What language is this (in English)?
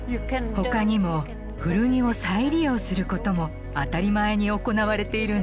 Japanese